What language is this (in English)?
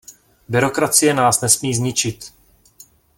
Czech